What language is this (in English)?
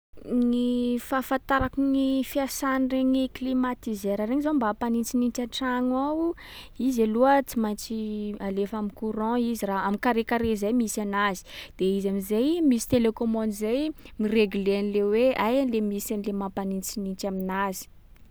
Sakalava Malagasy